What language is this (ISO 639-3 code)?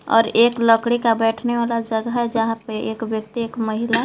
hin